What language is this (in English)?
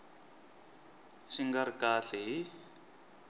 Tsonga